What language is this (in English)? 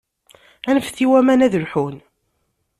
Kabyle